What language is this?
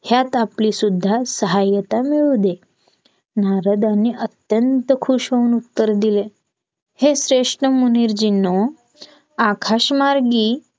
Marathi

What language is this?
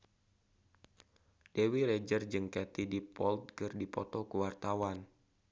Sundanese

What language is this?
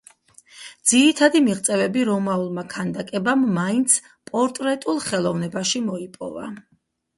Georgian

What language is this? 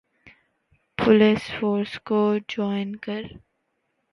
Urdu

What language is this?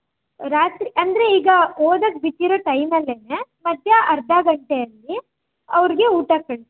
Kannada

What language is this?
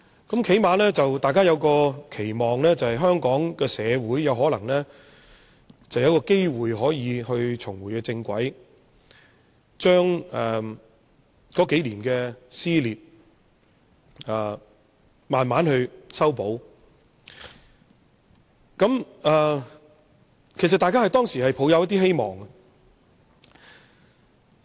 Cantonese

